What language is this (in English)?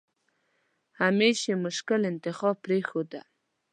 Pashto